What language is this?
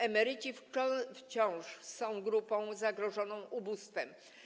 Polish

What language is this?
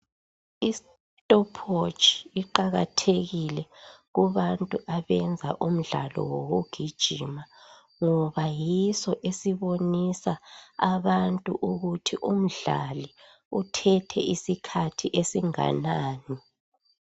North Ndebele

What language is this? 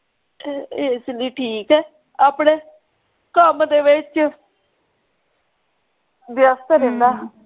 Punjabi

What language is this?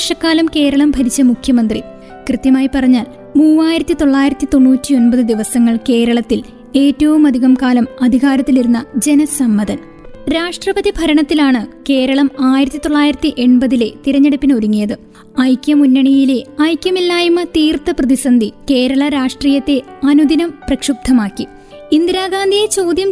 Malayalam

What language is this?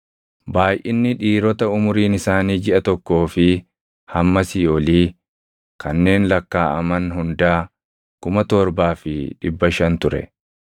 Oromo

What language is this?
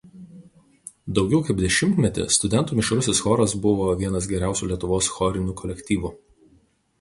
Lithuanian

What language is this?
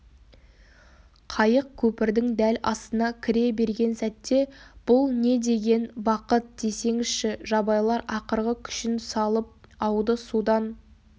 Kazakh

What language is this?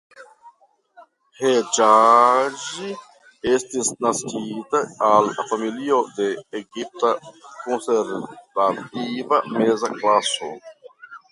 Esperanto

